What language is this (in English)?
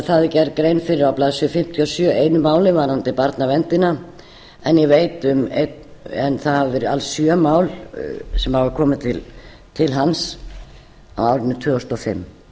Icelandic